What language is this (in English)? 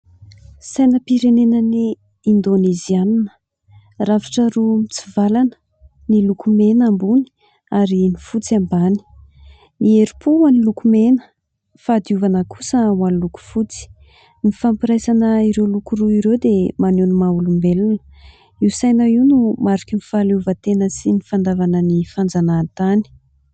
Malagasy